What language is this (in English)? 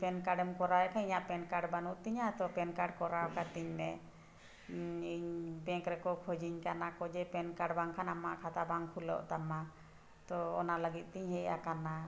Santali